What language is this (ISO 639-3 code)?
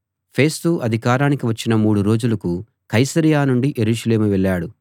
tel